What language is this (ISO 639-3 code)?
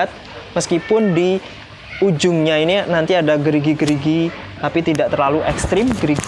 ind